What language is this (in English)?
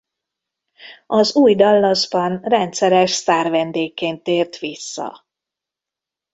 Hungarian